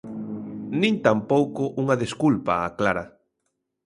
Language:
Galician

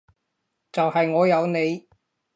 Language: Cantonese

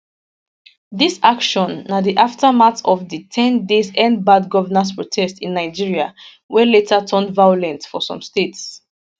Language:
Nigerian Pidgin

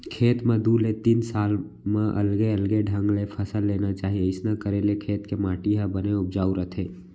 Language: Chhattisgarhi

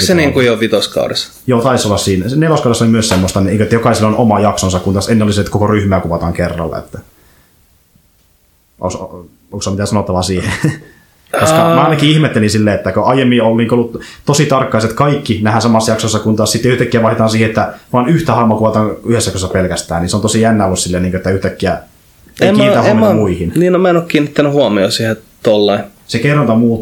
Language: Finnish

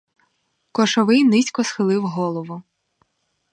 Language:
Ukrainian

